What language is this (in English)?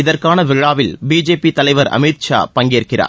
Tamil